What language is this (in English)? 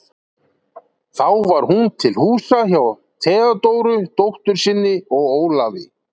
Icelandic